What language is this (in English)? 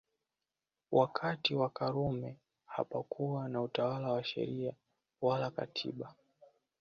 Swahili